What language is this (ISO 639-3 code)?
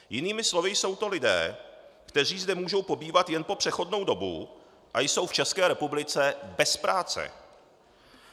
ces